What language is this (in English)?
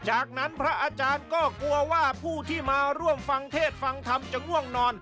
Thai